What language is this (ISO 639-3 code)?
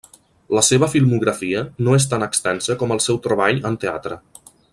cat